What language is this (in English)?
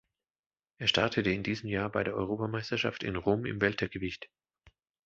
German